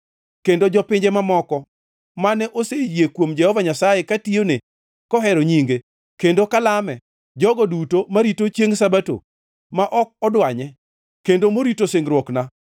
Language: Luo (Kenya and Tanzania)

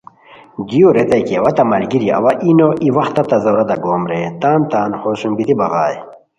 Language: Khowar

